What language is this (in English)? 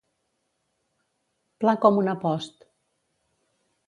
Catalan